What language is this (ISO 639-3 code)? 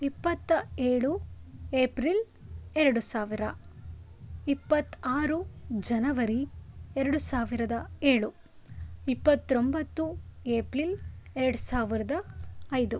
kan